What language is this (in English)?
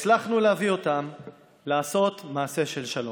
Hebrew